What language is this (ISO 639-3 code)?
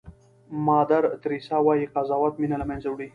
pus